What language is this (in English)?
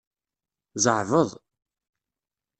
Kabyle